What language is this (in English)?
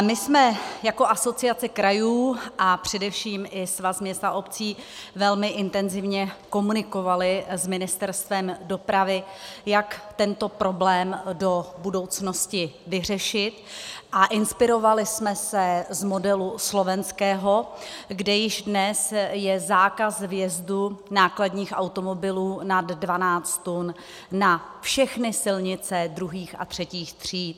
Czech